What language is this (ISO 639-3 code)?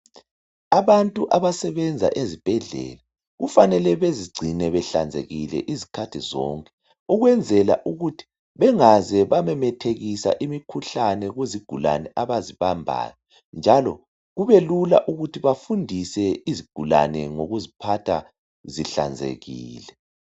nde